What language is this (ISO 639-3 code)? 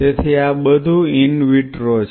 guj